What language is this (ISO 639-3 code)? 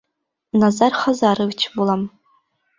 bak